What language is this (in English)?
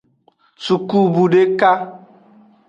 Aja (Benin)